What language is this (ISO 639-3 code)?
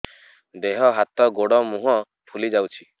ori